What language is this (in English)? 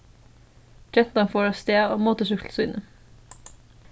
Faroese